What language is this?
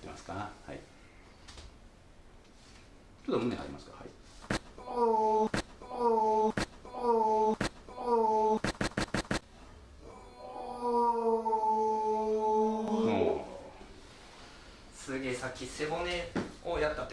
Japanese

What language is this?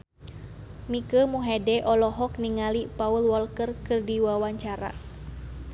Sundanese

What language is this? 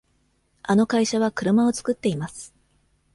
Japanese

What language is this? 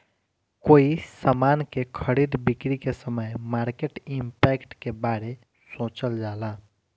Bhojpuri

